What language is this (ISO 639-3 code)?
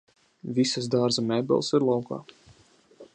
lav